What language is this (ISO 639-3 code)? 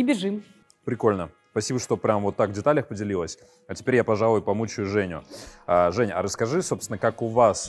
rus